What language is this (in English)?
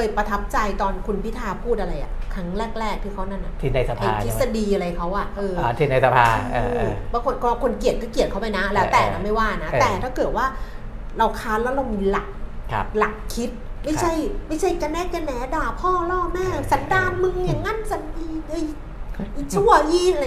Thai